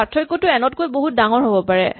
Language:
Assamese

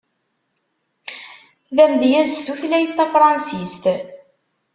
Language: Kabyle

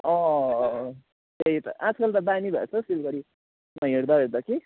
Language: Nepali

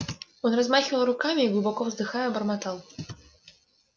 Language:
Russian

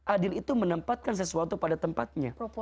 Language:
Indonesian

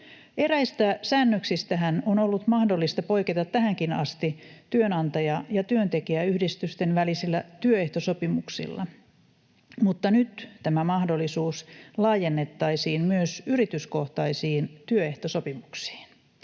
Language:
Finnish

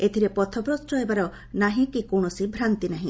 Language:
Odia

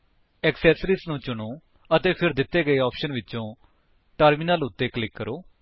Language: Punjabi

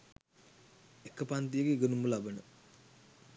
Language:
Sinhala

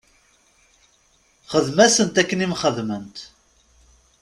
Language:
Kabyle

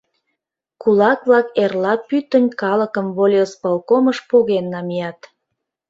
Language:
Mari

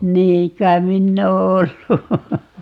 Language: Finnish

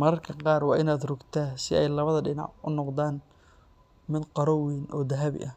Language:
Somali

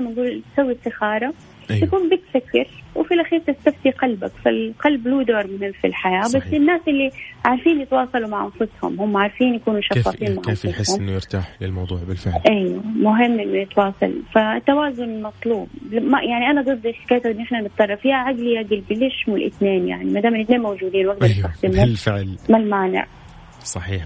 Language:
Arabic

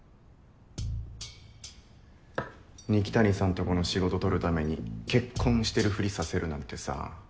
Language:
Japanese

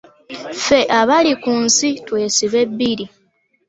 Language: Ganda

